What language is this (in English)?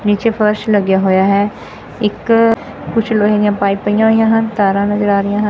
Punjabi